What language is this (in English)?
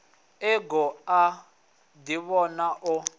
Venda